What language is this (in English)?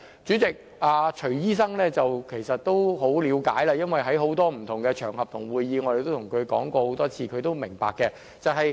Cantonese